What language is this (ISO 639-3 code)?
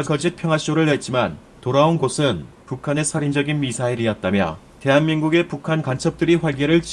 kor